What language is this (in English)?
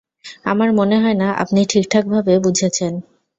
Bangla